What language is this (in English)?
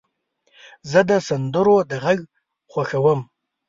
Pashto